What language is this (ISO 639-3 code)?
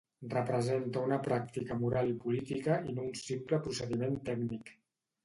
cat